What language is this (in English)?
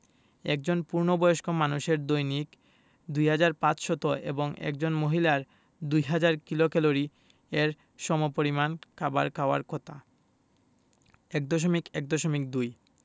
Bangla